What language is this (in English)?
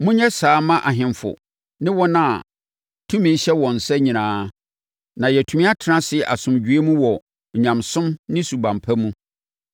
Akan